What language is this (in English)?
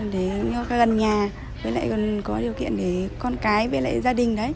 Vietnamese